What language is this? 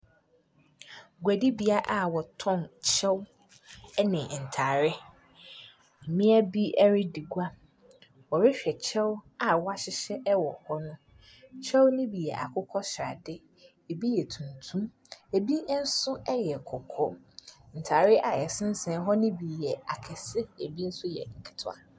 Akan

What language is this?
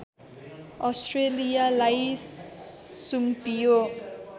Nepali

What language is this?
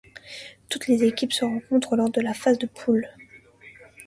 French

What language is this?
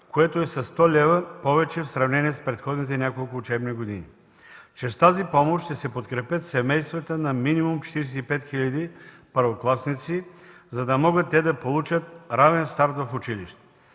Bulgarian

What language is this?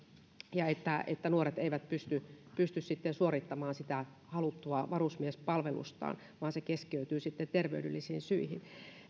Finnish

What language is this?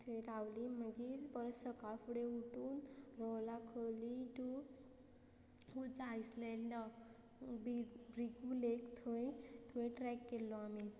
Konkani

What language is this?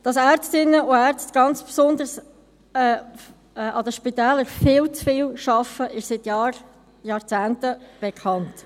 Swiss German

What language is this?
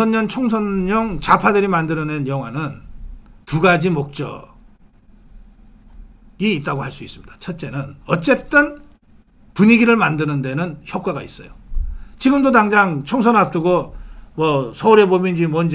Korean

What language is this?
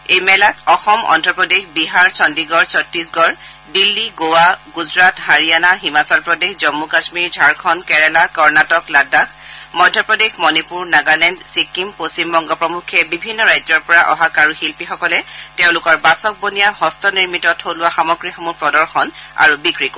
Assamese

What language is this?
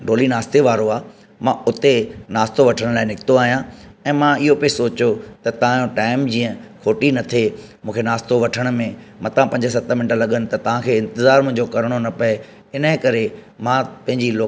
Sindhi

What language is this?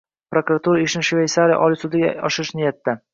Uzbek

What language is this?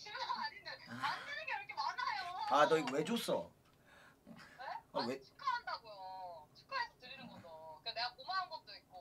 Korean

